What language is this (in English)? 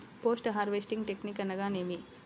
Telugu